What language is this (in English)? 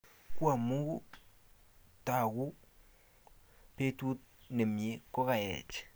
Kalenjin